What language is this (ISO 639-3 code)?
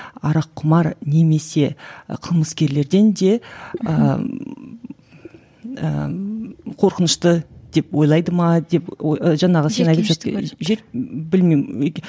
kaz